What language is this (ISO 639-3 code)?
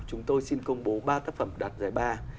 vie